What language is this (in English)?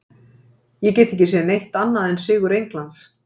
Icelandic